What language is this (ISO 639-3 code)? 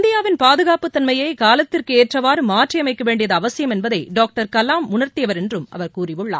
tam